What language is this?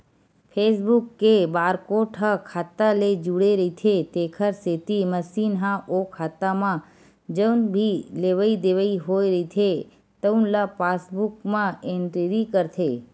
Chhattisgarhi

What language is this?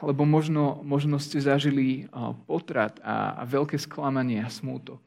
Slovak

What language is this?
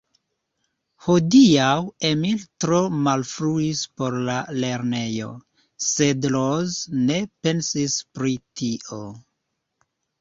Esperanto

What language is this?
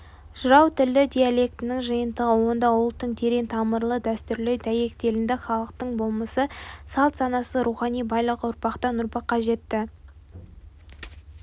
Kazakh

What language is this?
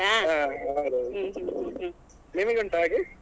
Kannada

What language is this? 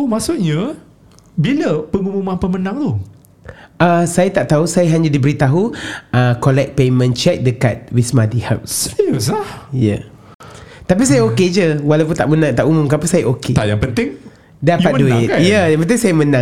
Malay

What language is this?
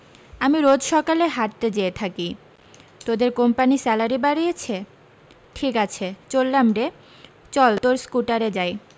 Bangla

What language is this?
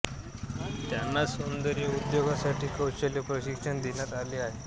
Marathi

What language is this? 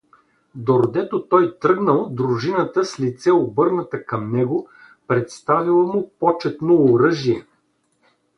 Bulgarian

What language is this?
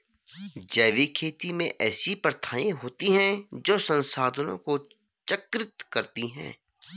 Hindi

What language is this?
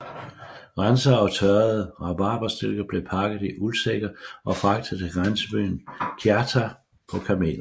Danish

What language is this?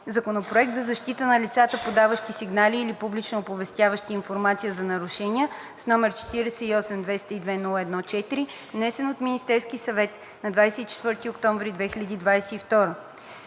Bulgarian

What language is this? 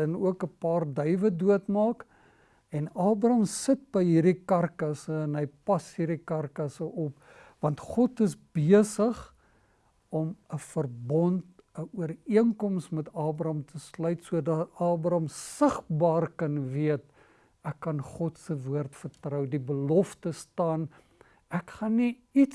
Dutch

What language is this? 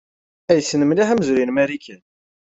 Kabyle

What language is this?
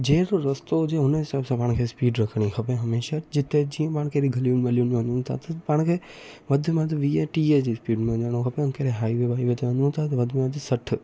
Sindhi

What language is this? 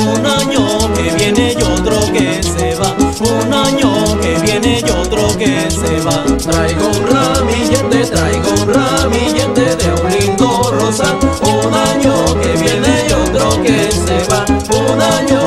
Spanish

